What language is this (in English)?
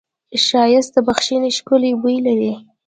Pashto